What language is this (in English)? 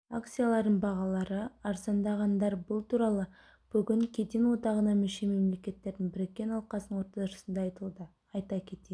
Kazakh